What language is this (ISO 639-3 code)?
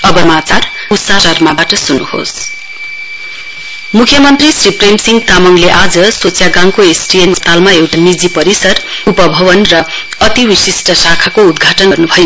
nep